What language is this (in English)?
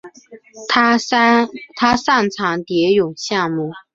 Chinese